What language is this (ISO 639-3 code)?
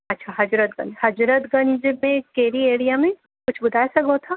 snd